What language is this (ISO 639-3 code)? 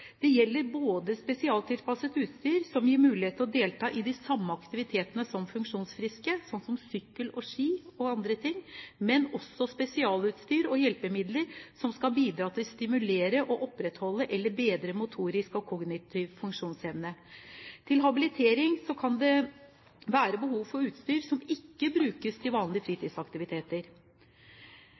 nob